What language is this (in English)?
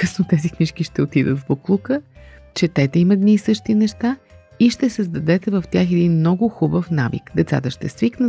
Bulgarian